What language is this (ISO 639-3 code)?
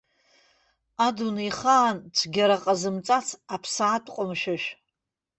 abk